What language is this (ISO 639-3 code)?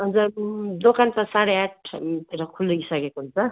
nep